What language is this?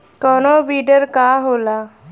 Bhojpuri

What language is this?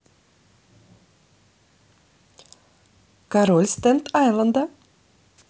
Russian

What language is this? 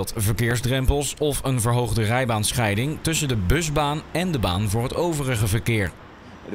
Dutch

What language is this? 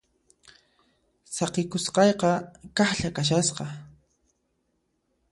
Puno Quechua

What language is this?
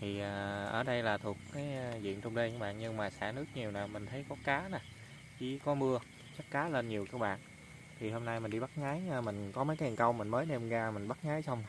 Vietnamese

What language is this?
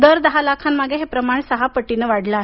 Marathi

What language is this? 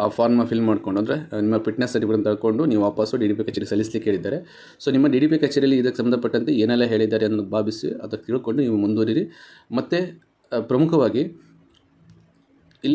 Romanian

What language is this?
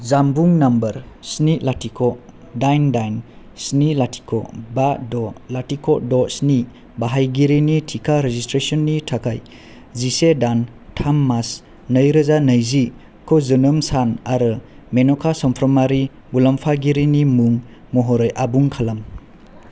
Bodo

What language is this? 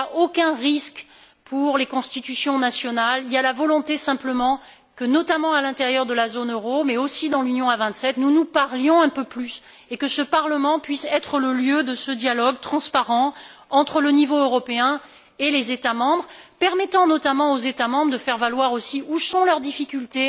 French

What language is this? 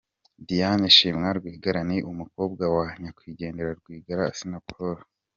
Kinyarwanda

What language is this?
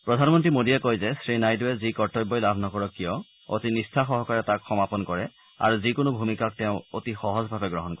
Assamese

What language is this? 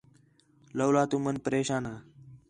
Khetrani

